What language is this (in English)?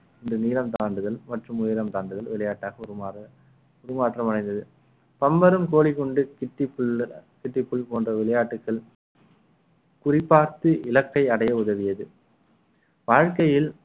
Tamil